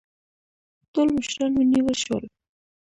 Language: Pashto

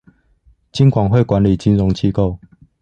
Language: Chinese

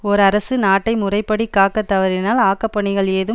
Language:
Tamil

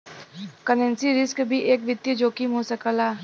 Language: Bhojpuri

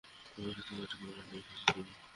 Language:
Bangla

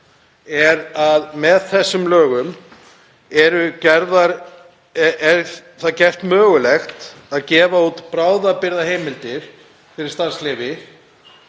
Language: Icelandic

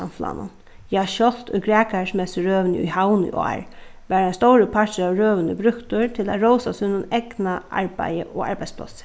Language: Faroese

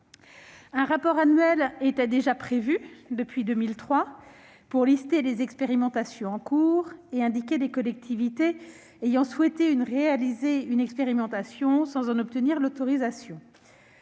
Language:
French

